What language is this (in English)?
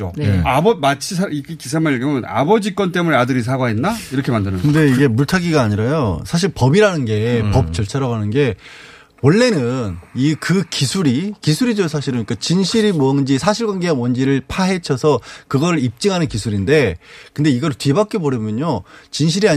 Korean